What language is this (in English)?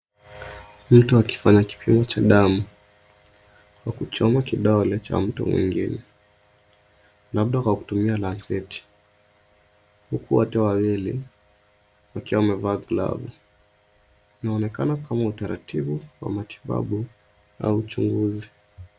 Swahili